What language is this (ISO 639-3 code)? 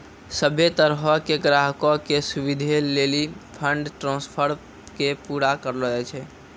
mai